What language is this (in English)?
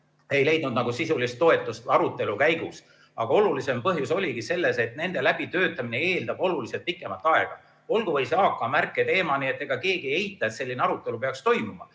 Estonian